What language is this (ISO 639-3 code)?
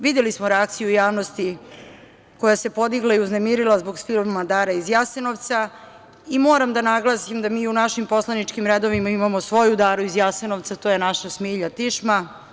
srp